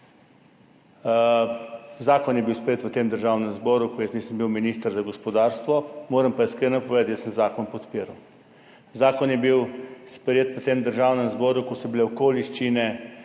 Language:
Slovenian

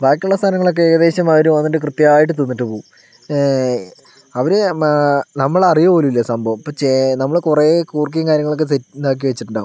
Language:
Malayalam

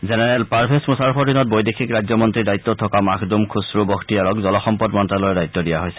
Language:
Assamese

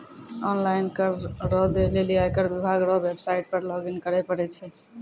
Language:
Maithili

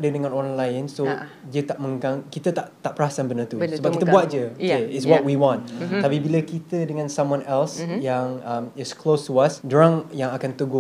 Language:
Malay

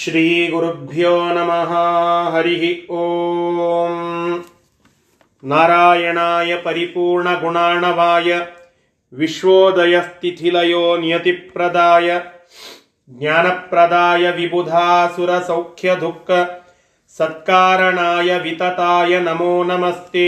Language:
Kannada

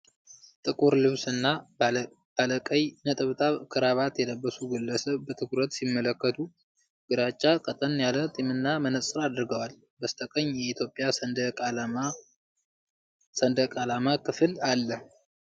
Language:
Amharic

